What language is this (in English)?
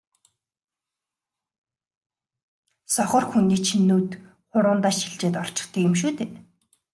Mongolian